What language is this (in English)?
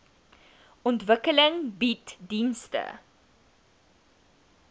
Afrikaans